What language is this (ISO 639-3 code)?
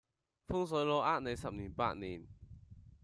yue